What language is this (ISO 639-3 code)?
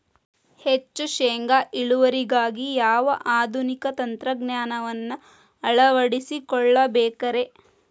kan